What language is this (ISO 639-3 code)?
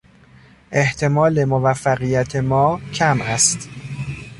fas